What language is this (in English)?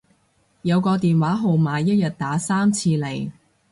Cantonese